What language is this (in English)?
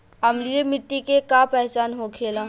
Bhojpuri